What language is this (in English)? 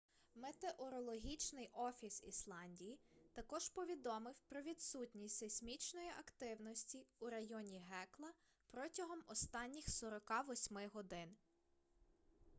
Ukrainian